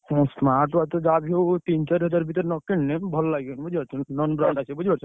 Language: Odia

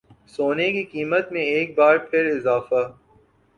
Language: Urdu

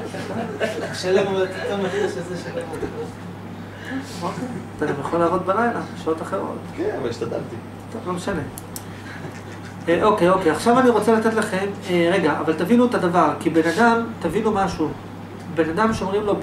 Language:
Hebrew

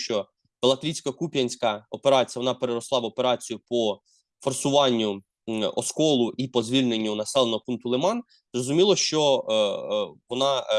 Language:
Ukrainian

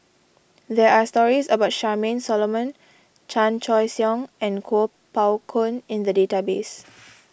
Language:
English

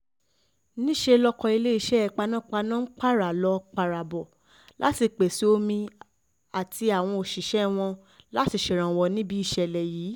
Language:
Yoruba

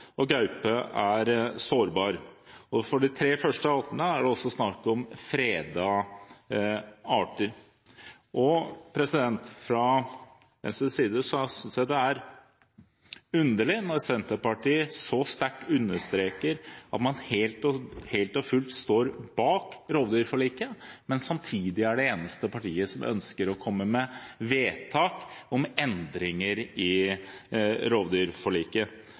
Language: Norwegian Bokmål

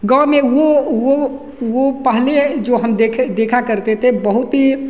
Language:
Hindi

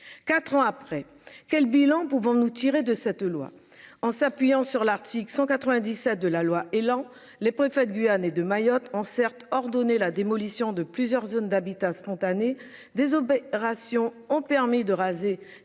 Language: French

